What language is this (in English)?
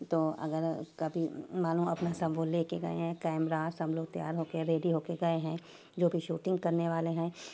Urdu